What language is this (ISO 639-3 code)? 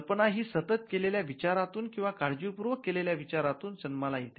mar